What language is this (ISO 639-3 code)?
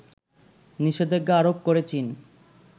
ben